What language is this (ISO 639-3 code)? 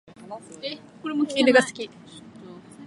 jpn